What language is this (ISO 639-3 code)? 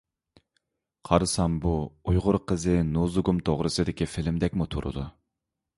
uig